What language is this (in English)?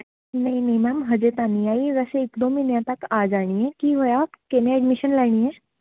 Punjabi